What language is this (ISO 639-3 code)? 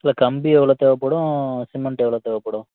tam